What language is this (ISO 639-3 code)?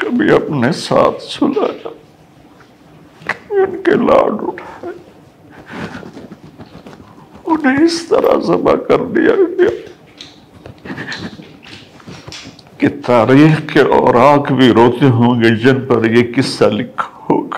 urd